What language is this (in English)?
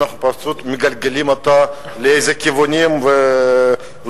Hebrew